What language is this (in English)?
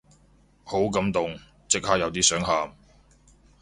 Cantonese